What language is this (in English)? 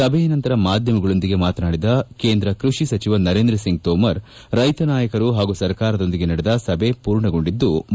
Kannada